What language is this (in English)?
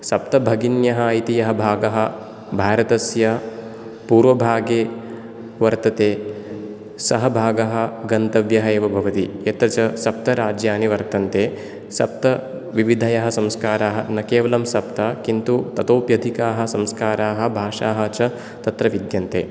Sanskrit